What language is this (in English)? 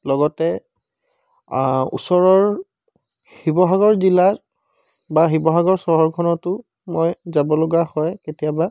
Assamese